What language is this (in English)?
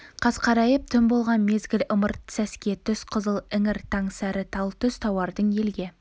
Kazakh